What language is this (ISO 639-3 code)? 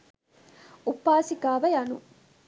sin